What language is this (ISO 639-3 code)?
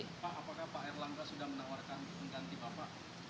ind